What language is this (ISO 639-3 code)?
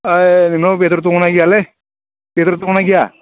brx